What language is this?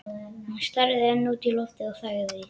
Icelandic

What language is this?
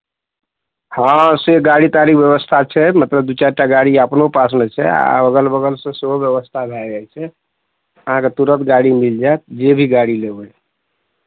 Maithili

